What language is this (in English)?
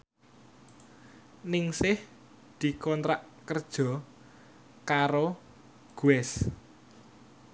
Javanese